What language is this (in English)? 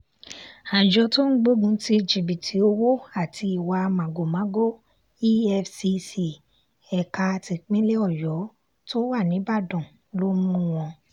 Yoruba